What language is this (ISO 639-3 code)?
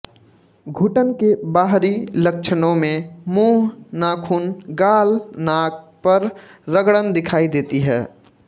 hin